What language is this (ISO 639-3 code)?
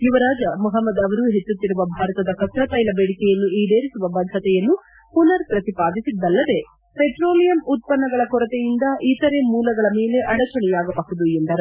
kan